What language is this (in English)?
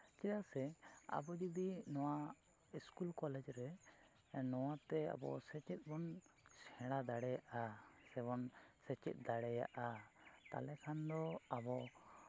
Santali